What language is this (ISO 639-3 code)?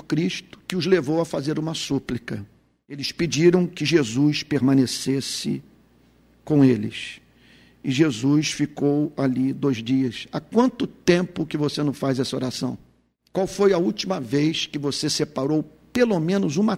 por